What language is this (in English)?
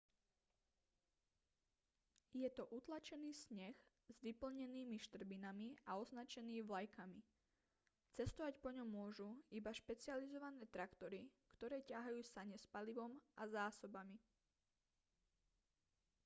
Slovak